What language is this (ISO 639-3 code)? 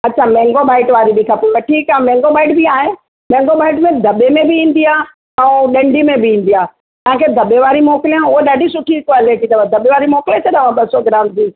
snd